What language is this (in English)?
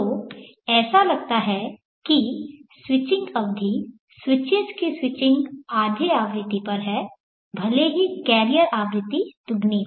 Hindi